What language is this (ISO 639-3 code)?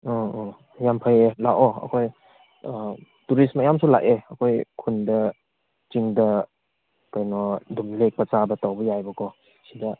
mni